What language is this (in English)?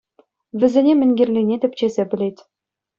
Chuvash